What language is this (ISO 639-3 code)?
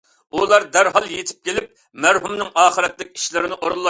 uig